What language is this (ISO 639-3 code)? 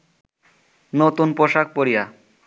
ben